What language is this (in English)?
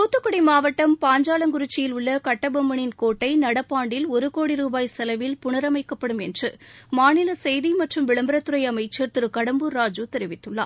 Tamil